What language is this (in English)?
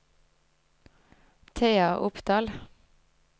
Norwegian